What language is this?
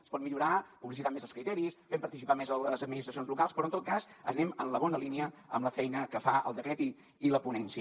Catalan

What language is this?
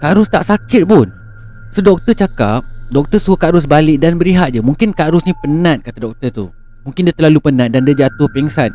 Malay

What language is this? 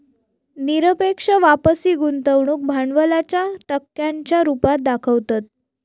Marathi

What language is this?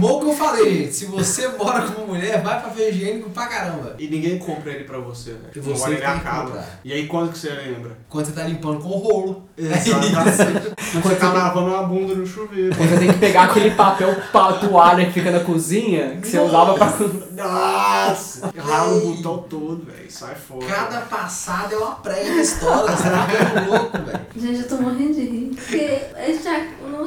Portuguese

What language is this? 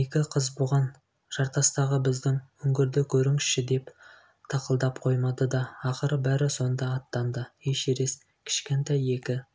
Kazakh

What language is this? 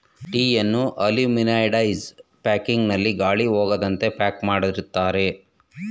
Kannada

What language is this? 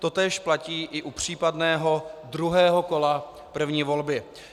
Czech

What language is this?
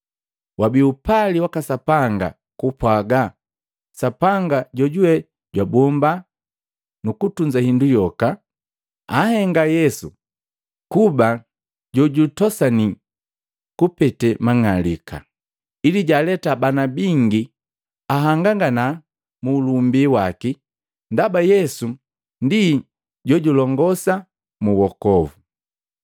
Matengo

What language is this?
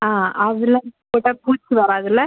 Tamil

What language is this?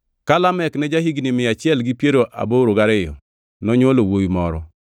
Luo (Kenya and Tanzania)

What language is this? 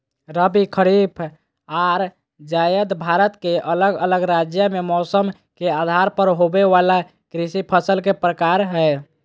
Magahi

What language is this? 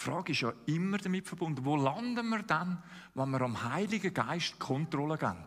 German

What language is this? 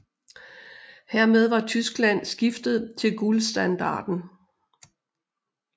Danish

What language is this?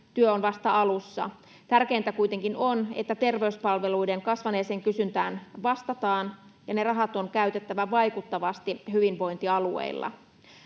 Finnish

